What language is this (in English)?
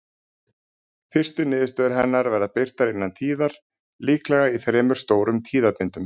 Icelandic